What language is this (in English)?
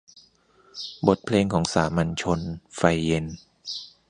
Thai